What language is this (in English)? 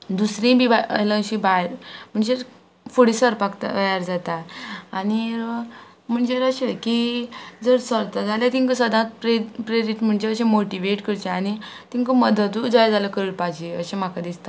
Konkani